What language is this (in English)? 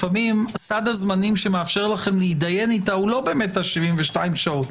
Hebrew